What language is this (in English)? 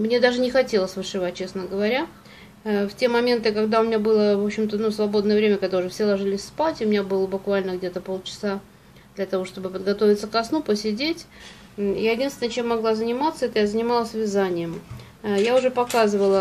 Russian